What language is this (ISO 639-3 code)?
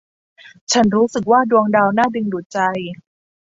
tha